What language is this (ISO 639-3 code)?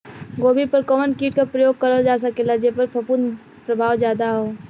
bho